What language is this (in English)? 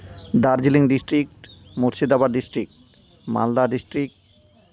Santali